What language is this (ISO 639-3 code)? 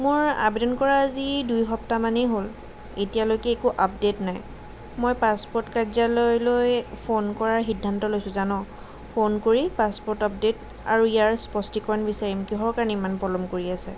asm